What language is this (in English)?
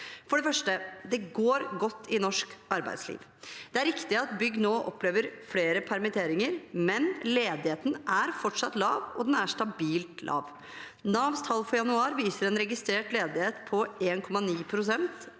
Norwegian